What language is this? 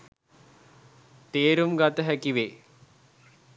Sinhala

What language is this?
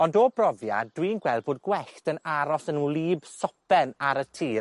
Welsh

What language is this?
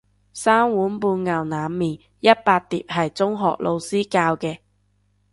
Cantonese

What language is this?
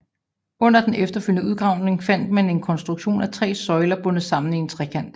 Danish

